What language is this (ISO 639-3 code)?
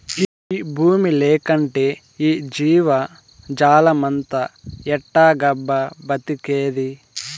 tel